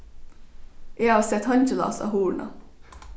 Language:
Faroese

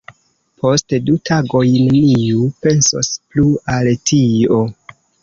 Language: Esperanto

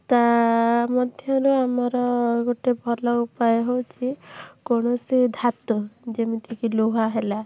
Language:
Odia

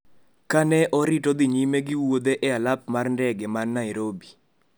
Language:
Luo (Kenya and Tanzania)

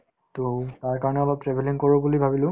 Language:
Assamese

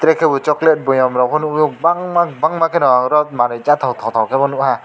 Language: Kok Borok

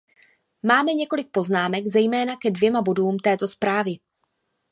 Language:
Czech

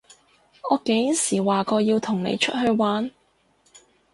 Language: Cantonese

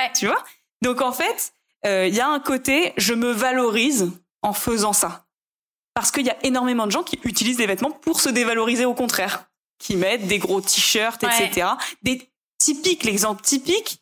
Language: French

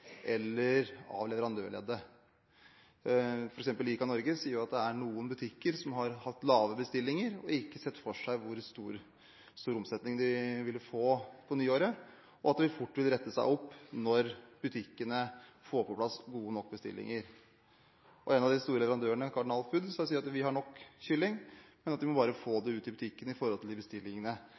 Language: Norwegian Bokmål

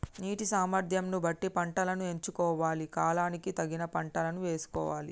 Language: Telugu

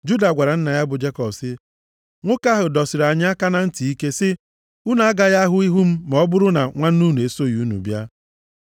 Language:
Igbo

